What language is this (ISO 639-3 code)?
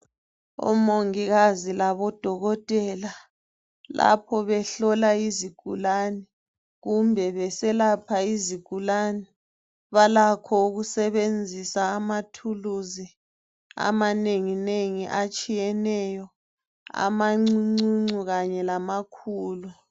nde